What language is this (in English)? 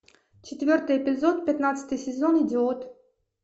Russian